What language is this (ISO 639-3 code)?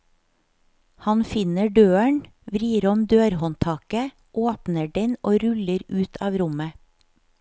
nor